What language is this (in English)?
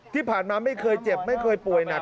Thai